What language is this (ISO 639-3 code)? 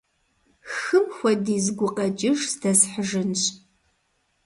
kbd